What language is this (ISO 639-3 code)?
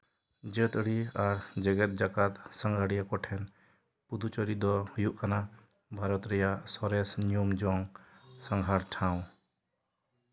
sat